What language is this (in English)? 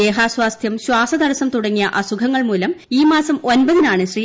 Malayalam